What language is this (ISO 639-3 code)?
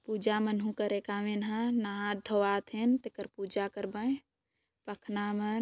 sck